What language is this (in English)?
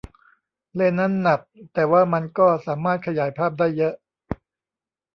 Thai